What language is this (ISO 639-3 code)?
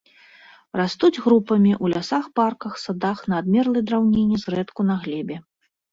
bel